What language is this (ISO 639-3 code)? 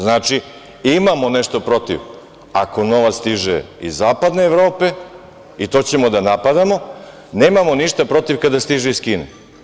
srp